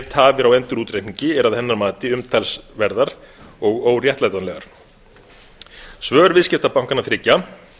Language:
Icelandic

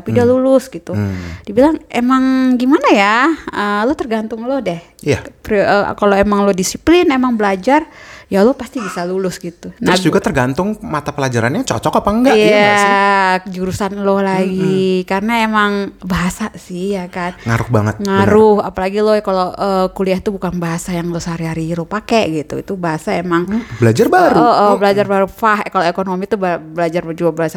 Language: Indonesian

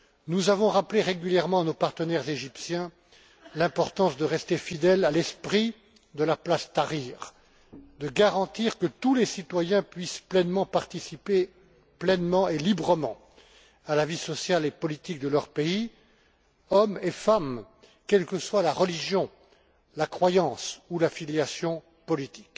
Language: French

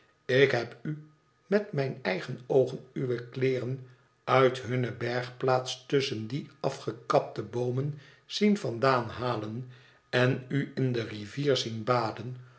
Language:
Dutch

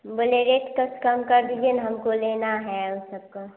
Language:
Hindi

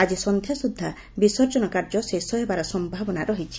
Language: Odia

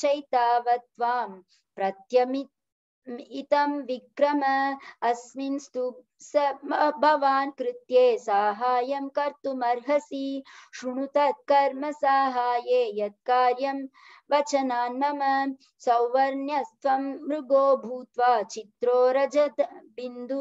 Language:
Hindi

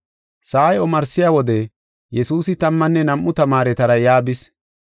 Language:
Gofa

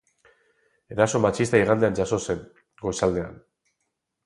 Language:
Basque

